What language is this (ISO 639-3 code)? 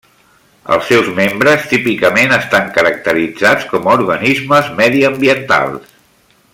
cat